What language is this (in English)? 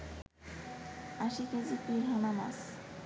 Bangla